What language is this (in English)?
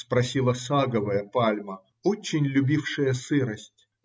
Russian